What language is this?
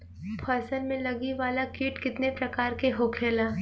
Bhojpuri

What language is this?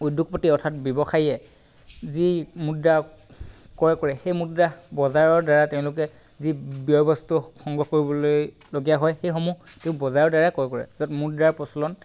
Assamese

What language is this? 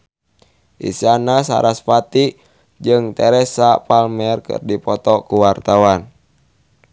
Sundanese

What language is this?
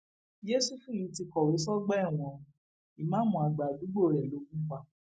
Yoruba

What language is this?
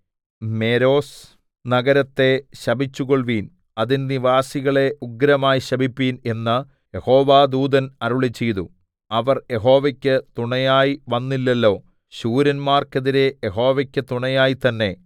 Malayalam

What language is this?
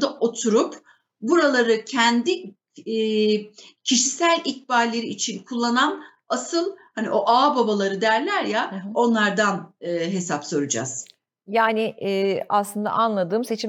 Turkish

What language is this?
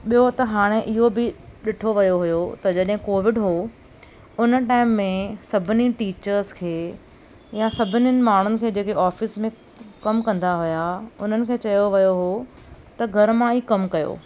Sindhi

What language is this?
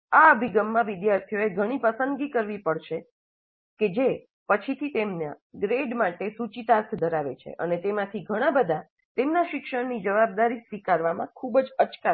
Gujarati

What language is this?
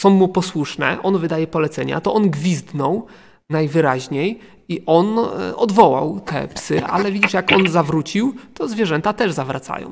Polish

